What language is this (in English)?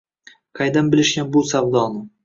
Uzbek